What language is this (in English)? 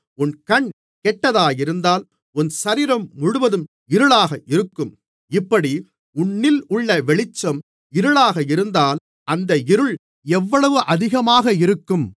Tamil